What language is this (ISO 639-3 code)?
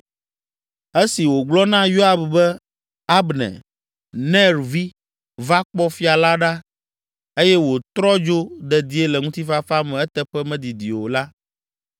ewe